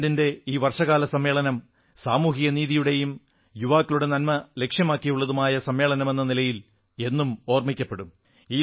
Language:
Malayalam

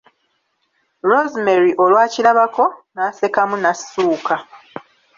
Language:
Ganda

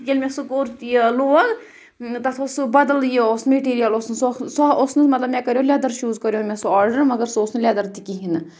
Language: Kashmiri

